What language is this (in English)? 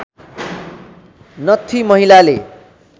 Nepali